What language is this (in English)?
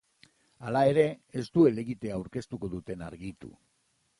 Basque